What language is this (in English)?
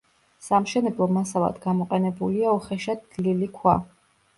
Georgian